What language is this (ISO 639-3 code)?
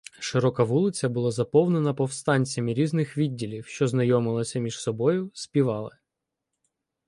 ukr